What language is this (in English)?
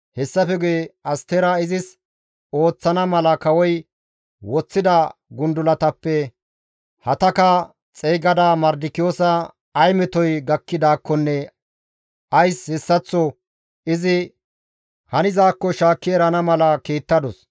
Gamo